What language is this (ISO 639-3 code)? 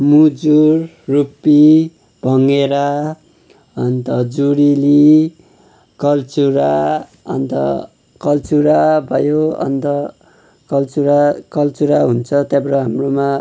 nep